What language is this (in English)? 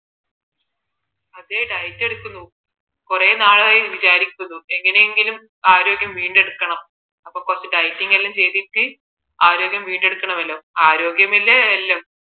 Malayalam